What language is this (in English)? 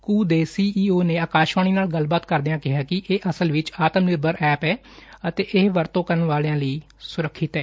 Punjabi